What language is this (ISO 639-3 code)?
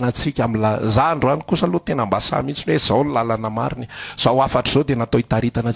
ind